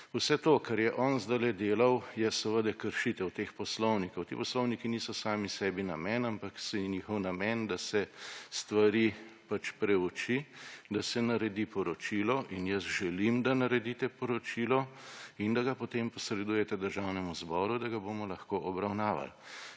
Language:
Slovenian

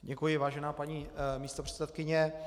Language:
Czech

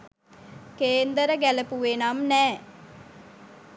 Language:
Sinhala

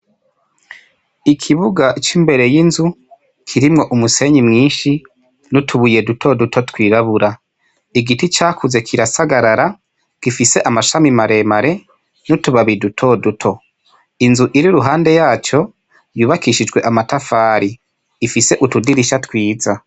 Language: Rundi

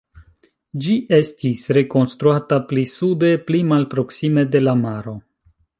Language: Esperanto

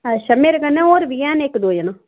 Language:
Dogri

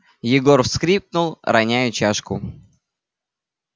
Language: Russian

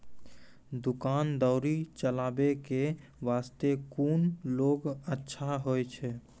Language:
Maithili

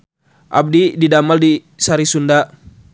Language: Sundanese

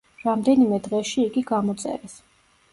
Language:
Georgian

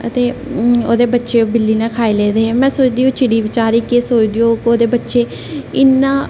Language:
Dogri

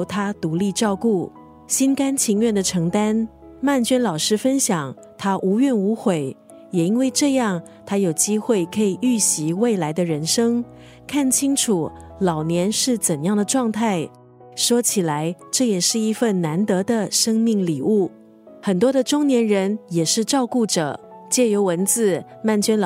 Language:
Chinese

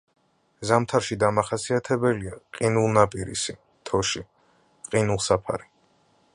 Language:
Georgian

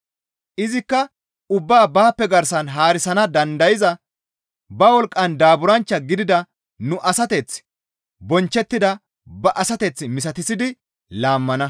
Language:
Gamo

